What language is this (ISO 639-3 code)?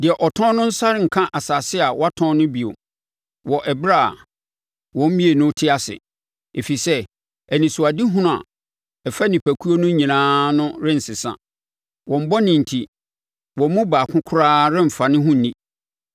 aka